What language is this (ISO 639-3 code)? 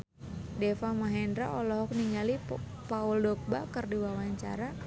sun